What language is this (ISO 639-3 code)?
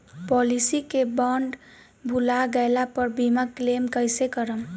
bho